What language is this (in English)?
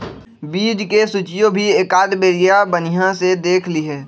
Magahi